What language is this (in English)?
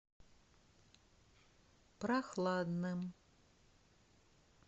Russian